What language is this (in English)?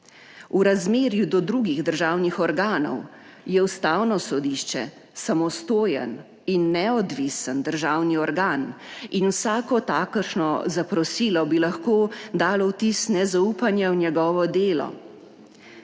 Slovenian